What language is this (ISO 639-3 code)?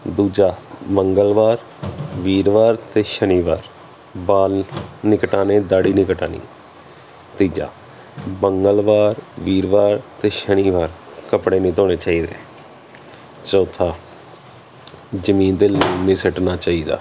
pan